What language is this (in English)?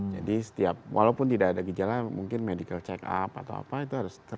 Indonesian